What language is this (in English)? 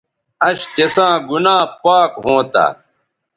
Bateri